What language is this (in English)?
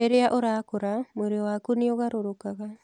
Kikuyu